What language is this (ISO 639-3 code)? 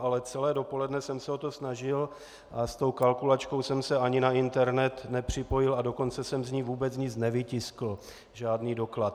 ces